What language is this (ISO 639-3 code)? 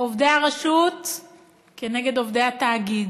heb